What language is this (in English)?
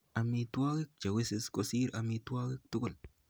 Kalenjin